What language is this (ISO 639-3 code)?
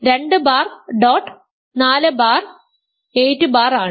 mal